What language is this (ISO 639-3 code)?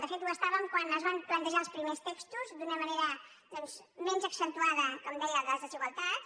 cat